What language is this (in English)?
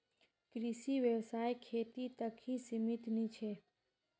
Magahi